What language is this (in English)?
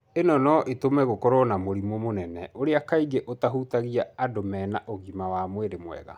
Kikuyu